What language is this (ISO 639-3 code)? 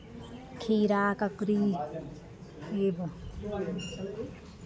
mai